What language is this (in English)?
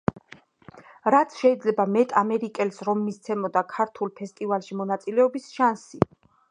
Georgian